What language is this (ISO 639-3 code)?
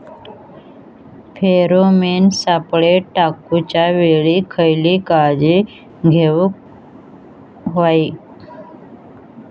mar